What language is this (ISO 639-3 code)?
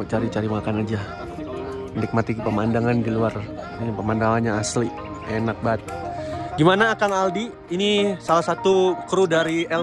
ind